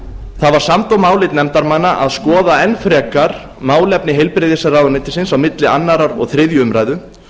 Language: Icelandic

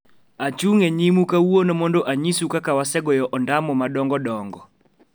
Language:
Luo (Kenya and Tanzania)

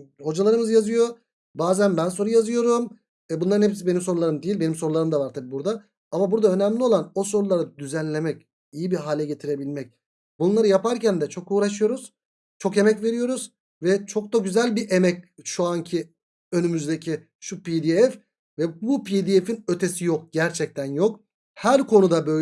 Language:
Turkish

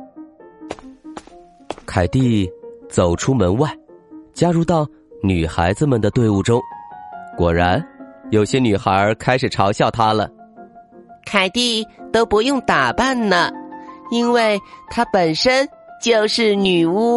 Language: Chinese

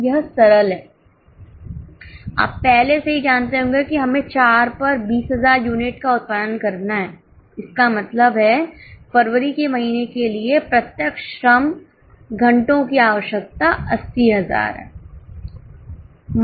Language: Hindi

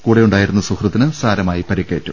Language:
Malayalam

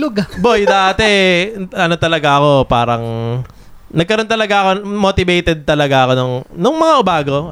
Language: Filipino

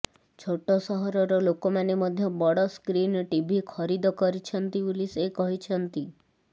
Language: Odia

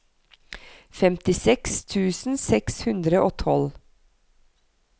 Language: Norwegian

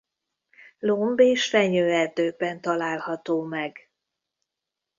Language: Hungarian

